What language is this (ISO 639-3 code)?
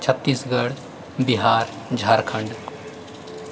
mai